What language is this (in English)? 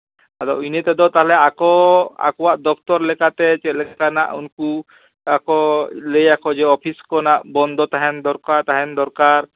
Santali